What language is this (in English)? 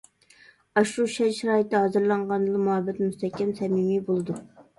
Uyghur